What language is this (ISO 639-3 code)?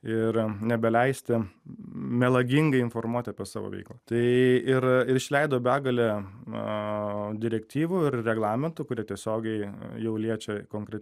lit